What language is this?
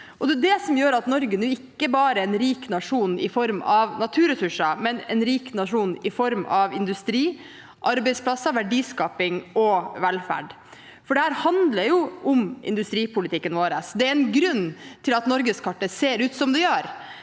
Norwegian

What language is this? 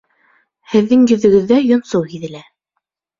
Bashkir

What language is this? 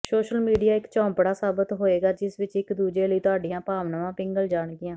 Punjabi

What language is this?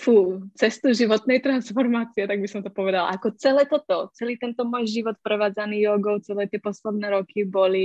Czech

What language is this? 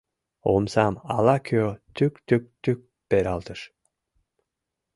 Mari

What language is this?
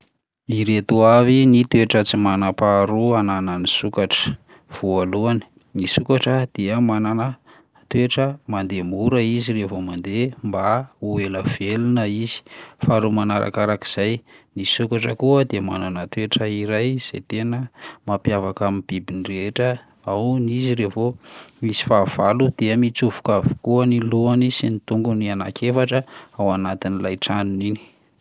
Malagasy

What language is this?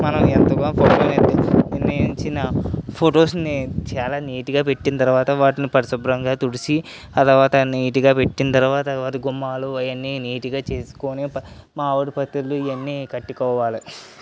Telugu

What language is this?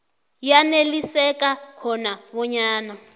South Ndebele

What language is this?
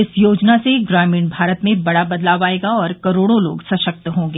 Hindi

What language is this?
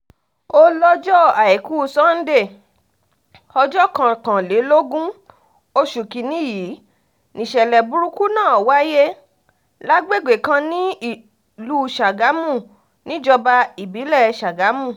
Yoruba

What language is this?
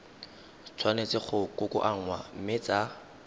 Tswana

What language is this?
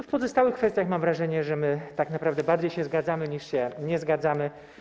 Polish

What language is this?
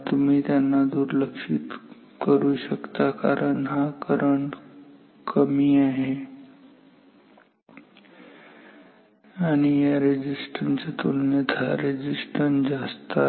Marathi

